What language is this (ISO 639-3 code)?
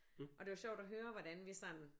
dan